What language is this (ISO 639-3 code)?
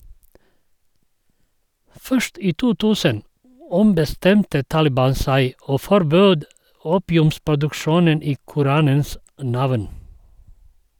nor